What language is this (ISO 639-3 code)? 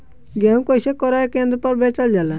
bho